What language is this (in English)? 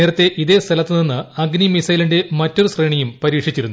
Malayalam